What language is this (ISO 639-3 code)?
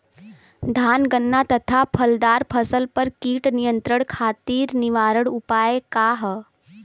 bho